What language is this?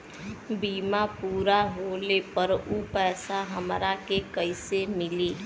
Bhojpuri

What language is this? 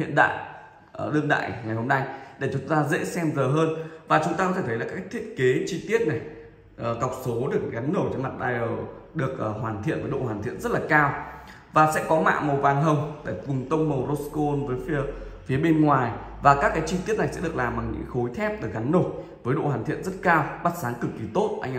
Vietnamese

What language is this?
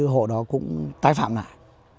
Vietnamese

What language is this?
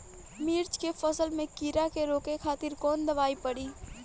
Bhojpuri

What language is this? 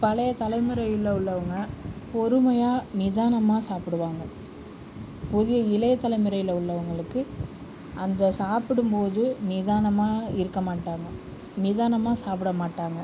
Tamil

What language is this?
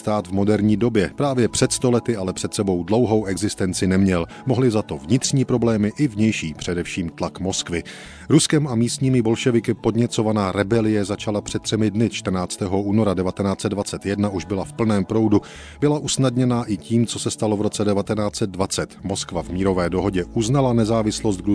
Czech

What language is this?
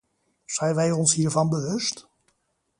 Dutch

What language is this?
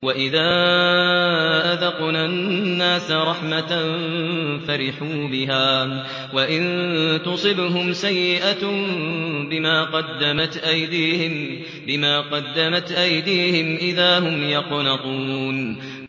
Arabic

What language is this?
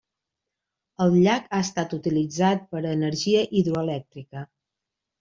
Catalan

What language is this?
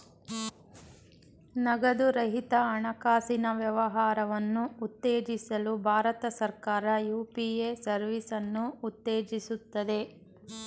Kannada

